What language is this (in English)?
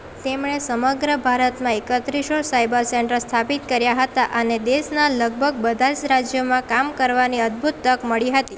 Gujarati